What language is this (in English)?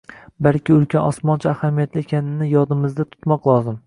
Uzbek